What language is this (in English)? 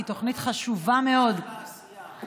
Hebrew